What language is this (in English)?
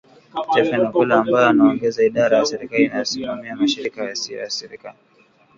Swahili